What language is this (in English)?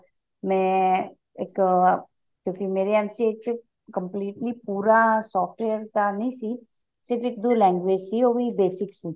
Punjabi